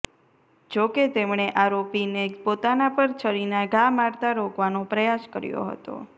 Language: Gujarati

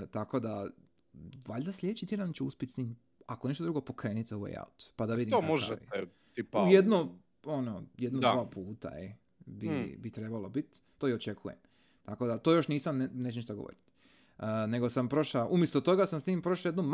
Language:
Croatian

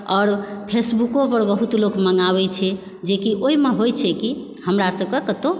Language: Maithili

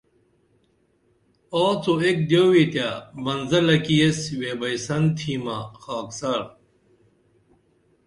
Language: Dameli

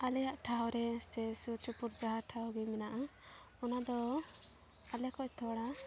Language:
Santali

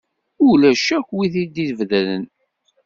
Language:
Kabyle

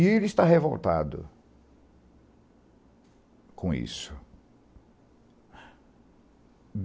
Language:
Portuguese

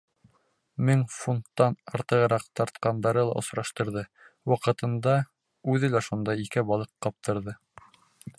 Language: Bashkir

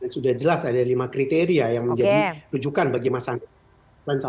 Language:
Indonesian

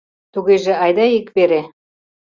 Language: Mari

